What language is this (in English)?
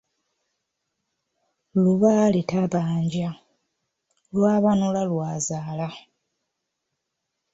Ganda